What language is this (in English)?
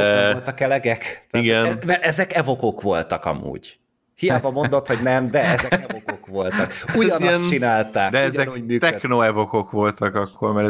Hungarian